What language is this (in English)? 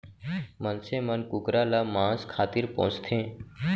Chhattisgarhi